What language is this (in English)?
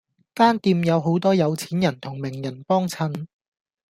Cantonese